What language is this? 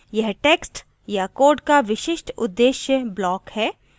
Hindi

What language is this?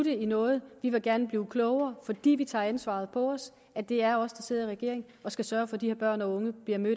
Danish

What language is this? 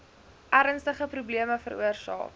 Afrikaans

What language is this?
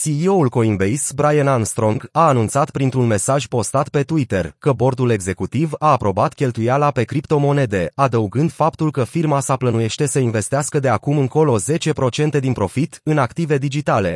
Romanian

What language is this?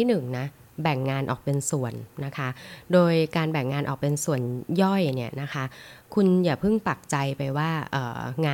Thai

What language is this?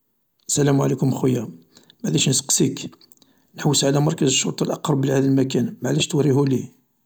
Algerian Arabic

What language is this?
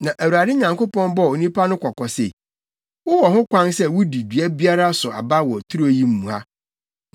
Akan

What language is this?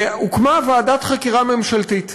Hebrew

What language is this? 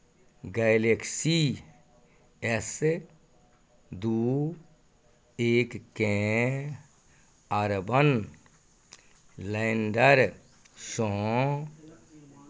Maithili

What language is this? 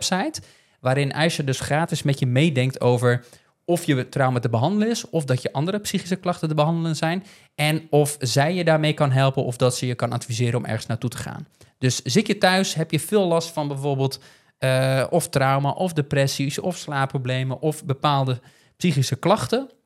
Dutch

